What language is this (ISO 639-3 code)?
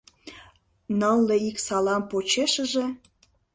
chm